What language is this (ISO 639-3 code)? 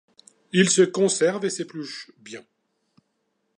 fra